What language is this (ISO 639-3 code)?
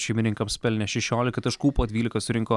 lit